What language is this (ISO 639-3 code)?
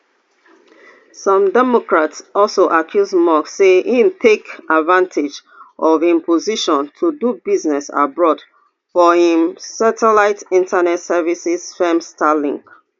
pcm